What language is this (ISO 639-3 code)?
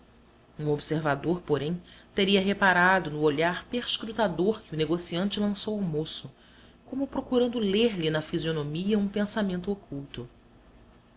por